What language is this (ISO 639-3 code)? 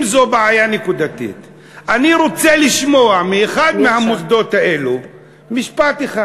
heb